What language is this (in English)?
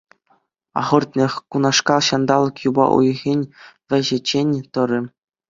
Chuvash